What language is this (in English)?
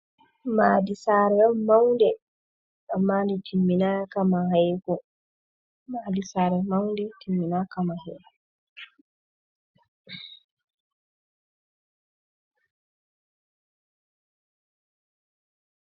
Fula